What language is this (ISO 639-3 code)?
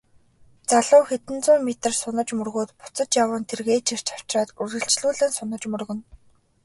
mon